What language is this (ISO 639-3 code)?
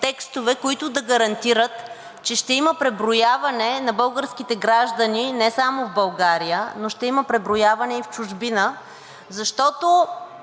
bul